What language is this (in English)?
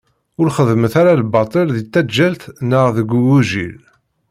Kabyle